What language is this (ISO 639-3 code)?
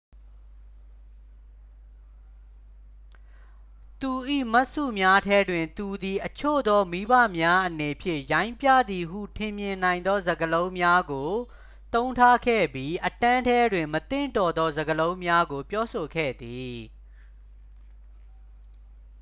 mya